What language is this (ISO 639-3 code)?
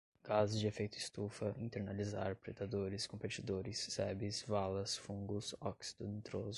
por